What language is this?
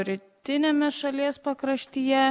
Lithuanian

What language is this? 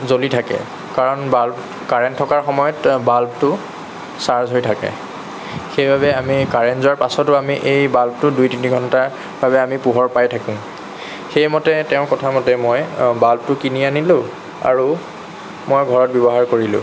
Assamese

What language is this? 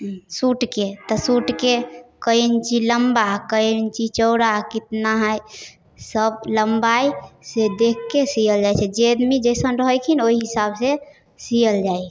Maithili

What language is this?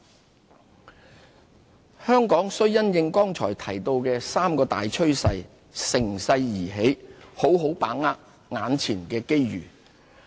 Cantonese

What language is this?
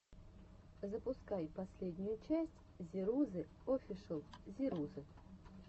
Russian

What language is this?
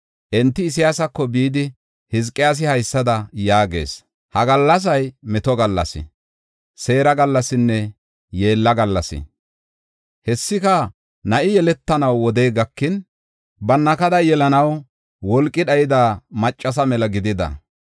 Gofa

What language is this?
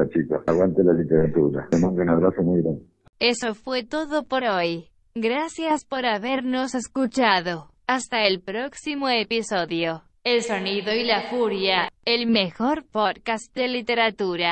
Spanish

